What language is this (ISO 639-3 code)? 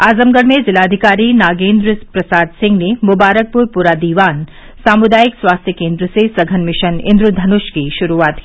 hin